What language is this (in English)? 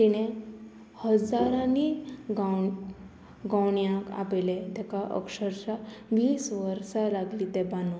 Konkani